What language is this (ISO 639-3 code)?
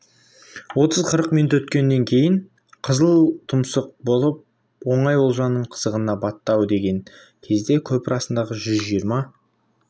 kaz